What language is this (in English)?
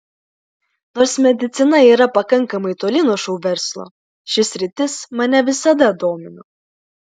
Lithuanian